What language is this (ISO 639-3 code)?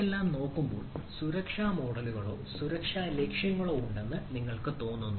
mal